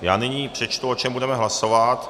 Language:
Czech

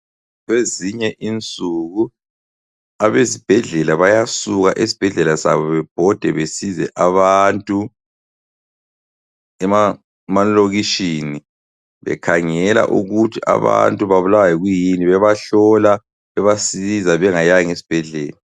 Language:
North Ndebele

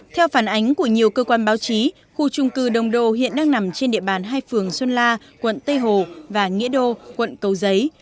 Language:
Vietnamese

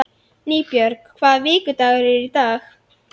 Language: Icelandic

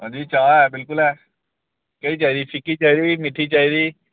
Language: Dogri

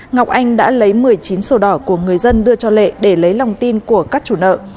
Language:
Vietnamese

